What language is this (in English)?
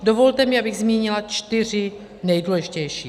Czech